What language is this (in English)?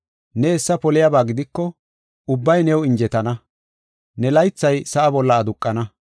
Gofa